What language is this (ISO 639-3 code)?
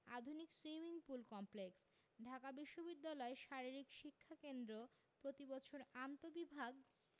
ben